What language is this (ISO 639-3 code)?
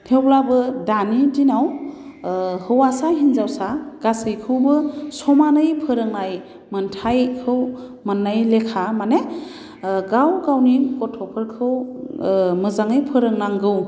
brx